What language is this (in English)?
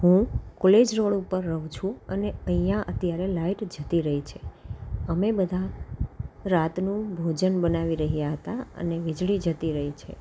Gujarati